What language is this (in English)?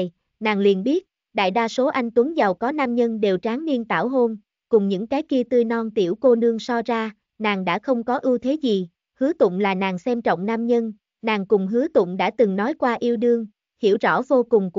Vietnamese